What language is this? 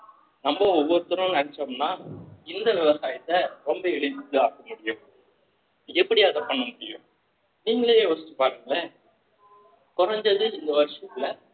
Tamil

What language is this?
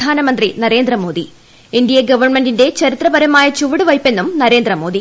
Malayalam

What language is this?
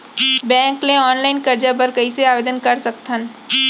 Chhattisgarhi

